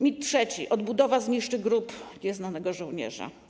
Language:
Polish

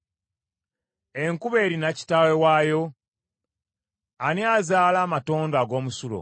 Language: Ganda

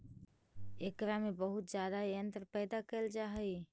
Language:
Magahi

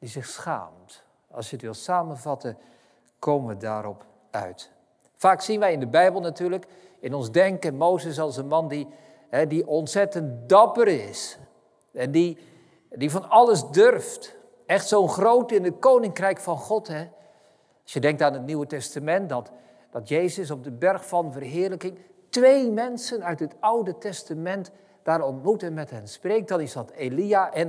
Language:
Dutch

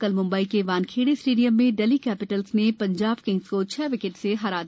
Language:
Hindi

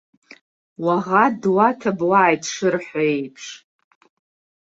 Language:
Abkhazian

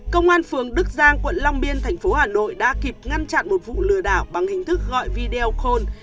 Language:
Vietnamese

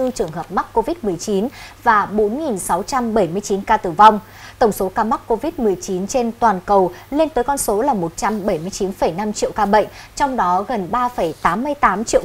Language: Vietnamese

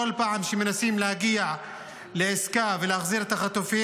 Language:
Hebrew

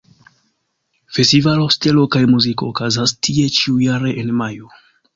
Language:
Esperanto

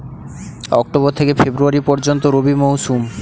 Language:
Bangla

